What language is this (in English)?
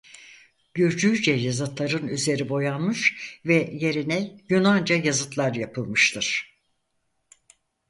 Turkish